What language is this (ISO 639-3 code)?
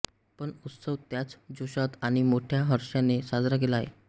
mar